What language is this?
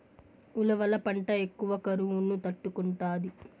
Telugu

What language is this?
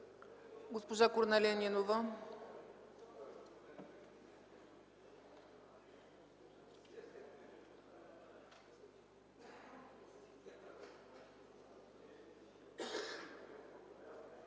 Bulgarian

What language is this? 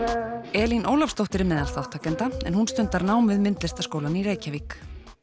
Icelandic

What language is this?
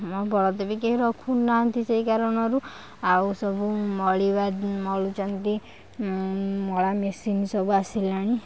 Odia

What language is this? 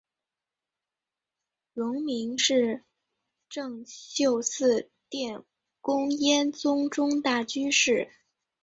Chinese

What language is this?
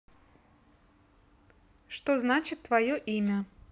Russian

